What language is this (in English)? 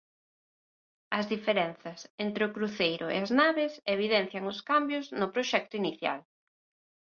Galician